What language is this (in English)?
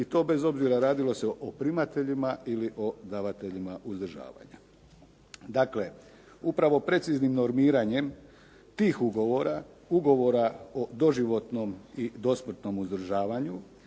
Croatian